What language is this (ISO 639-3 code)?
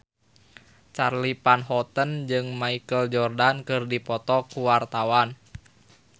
sun